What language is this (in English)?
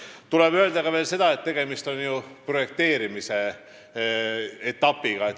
Estonian